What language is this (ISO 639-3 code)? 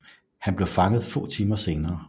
dan